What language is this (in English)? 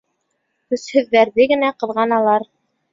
Bashkir